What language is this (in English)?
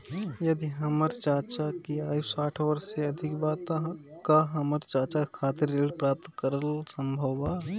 Bhojpuri